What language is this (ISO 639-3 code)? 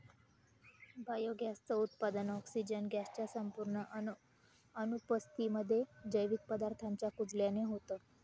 mar